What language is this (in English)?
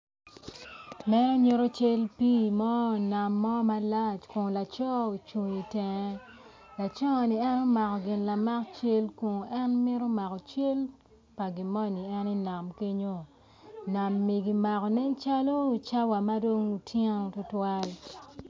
Acoli